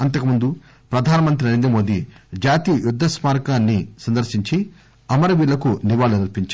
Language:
Telugu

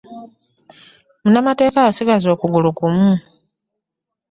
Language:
Ganda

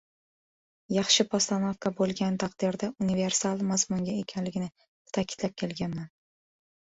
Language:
Uzbek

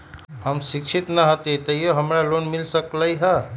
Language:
Magahi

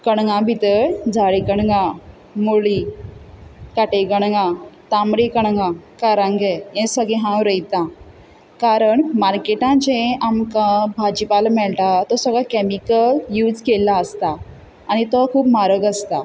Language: Konkani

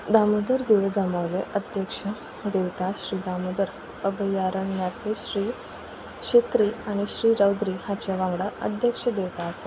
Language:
Konkani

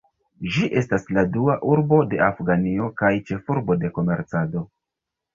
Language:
Esperanto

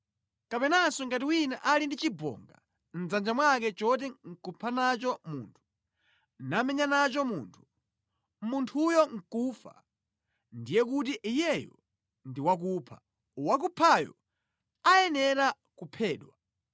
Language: Nyanja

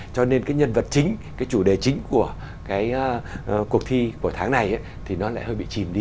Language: Vietnamese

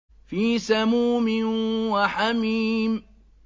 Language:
Arabic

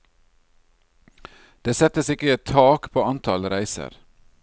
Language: Norwegian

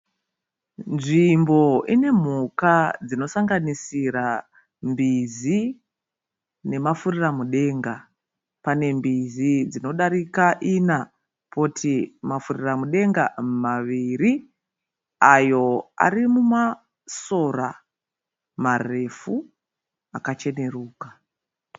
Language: Shona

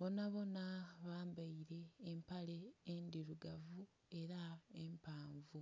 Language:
Soga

